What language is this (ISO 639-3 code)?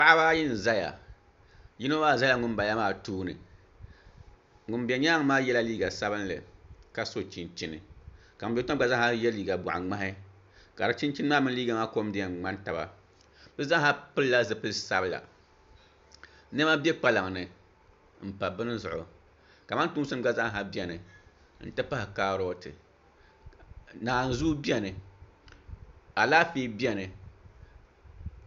dag